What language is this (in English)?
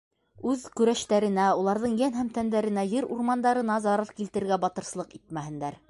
Bashkir